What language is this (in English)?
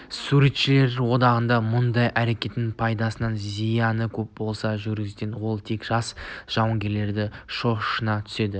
Kazakh